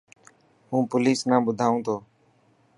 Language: Dhatki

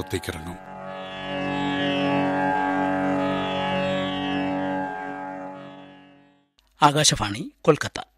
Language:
Malayalam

